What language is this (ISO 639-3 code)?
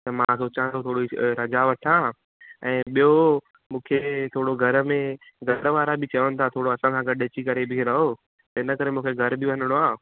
snd